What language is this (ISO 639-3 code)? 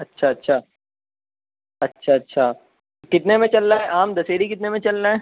urd